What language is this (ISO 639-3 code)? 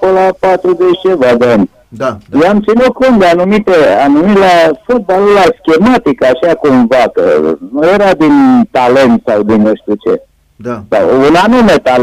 ron